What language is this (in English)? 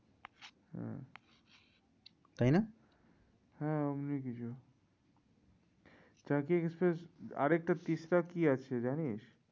Bangla